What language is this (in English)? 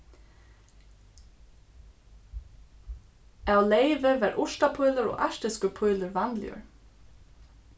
Faroese